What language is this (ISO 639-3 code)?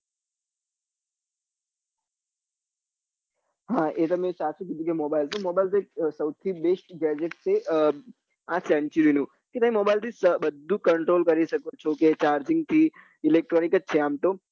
guj